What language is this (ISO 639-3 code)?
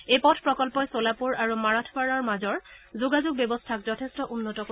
asm